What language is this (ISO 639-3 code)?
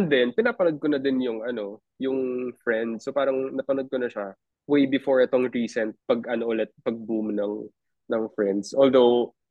fil